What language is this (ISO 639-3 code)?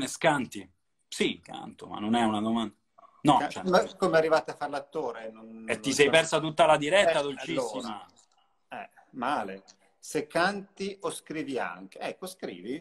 ita